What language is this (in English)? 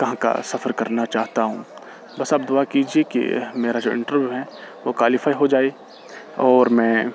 Urdu